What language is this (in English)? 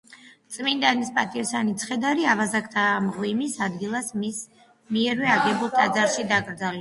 Georgian